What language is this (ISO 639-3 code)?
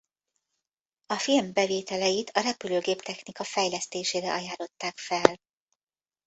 hun